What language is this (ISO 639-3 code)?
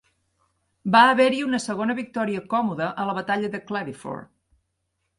cat